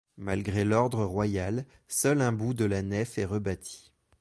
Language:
French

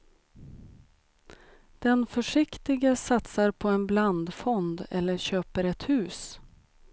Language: Swedish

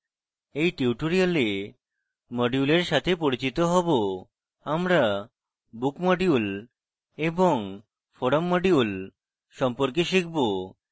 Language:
Bangla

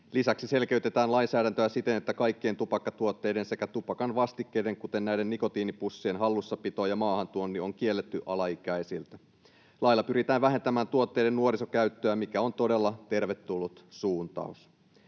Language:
Finnish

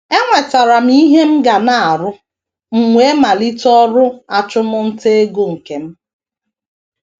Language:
Igbo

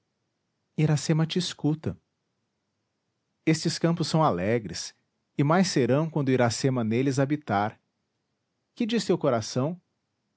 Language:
Portuguese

